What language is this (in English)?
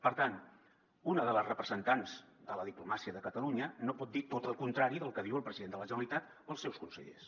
Catalan